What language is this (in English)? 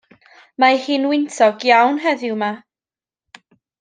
Welsh